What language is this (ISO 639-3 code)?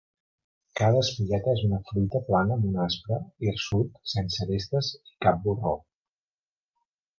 cat